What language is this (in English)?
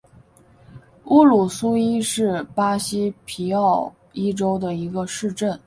Chinese